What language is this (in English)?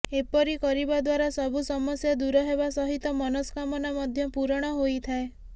Odia